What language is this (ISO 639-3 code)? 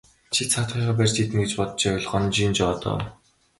mon